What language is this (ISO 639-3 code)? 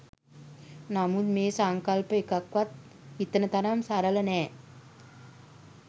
sin